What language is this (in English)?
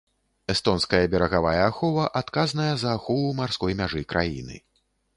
Belarusian